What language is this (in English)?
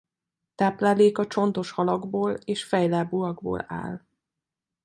Hungarian